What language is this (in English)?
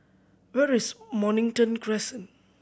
English